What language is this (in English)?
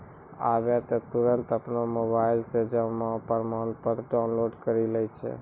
Maithili